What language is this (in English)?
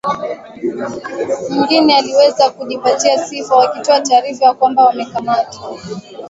Swahili